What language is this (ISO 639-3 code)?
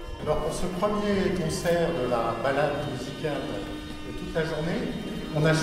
fra